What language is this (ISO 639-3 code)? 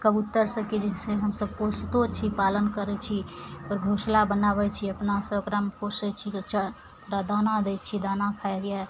mai